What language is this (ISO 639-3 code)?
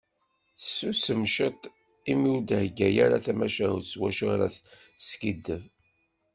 kab